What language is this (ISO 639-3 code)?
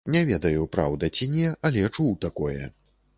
bel